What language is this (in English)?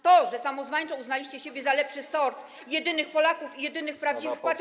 Polish